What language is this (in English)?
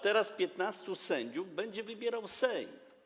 Polish